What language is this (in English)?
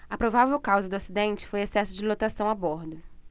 Portuguese